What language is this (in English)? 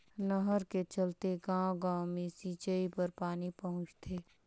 Chhattisgarhi